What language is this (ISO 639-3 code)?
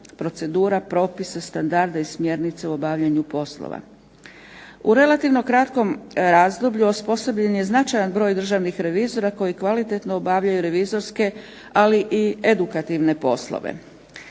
hrv